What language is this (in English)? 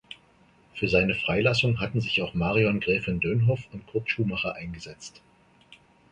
German